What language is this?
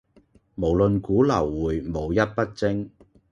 Cantonese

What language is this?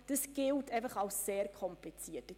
Swiss German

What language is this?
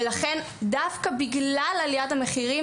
Hebrew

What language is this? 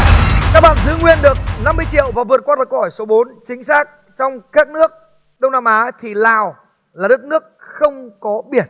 Vietnamese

